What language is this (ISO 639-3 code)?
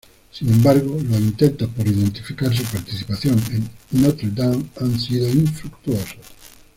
spa